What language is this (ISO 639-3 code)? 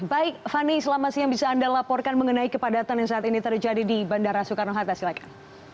ind